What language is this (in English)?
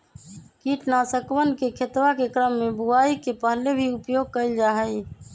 Magahi